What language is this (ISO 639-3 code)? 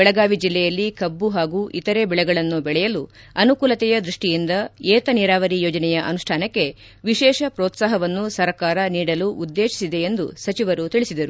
kan